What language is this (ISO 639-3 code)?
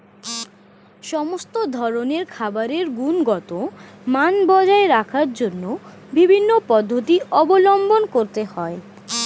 ben